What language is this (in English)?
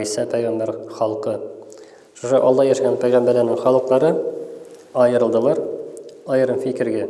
Turkish